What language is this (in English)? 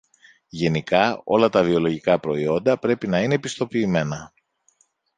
Greek